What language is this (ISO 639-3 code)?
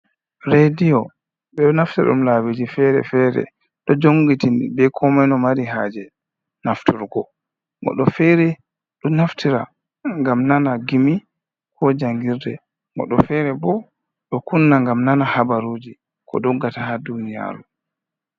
ful